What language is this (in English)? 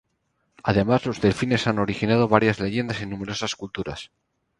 Spanish